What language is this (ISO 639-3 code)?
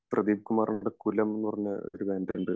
mal